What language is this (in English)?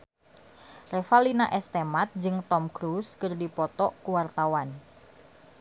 Sundanese